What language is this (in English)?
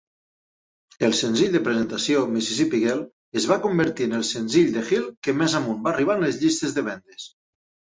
Catalan